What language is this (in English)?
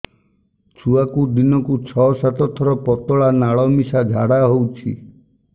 Odia